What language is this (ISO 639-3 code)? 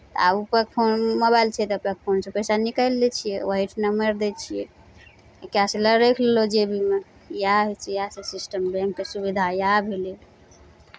mai